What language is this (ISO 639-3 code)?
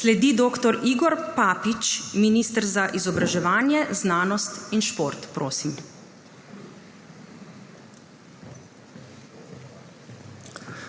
slv